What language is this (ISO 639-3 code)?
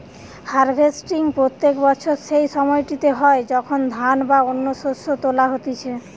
ben